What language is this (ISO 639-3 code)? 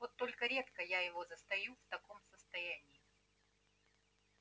rus